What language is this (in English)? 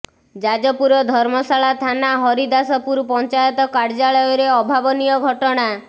Odia